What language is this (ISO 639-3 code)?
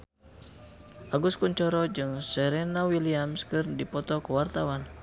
sun